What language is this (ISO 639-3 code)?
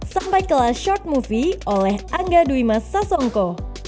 ind